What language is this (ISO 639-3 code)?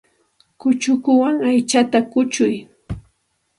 qxt